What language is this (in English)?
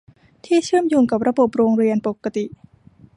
Thai